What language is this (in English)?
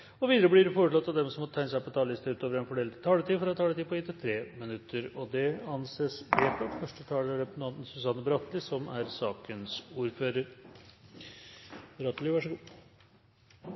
Norwegian Bokmål